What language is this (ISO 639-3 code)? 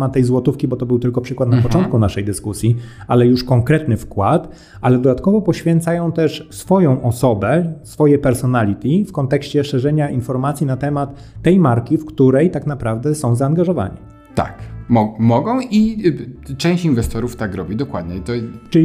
pol